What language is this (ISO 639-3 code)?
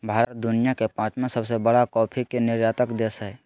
mag